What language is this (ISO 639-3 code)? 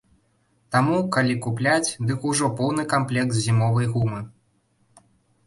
bel